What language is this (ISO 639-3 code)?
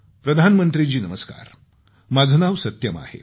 mar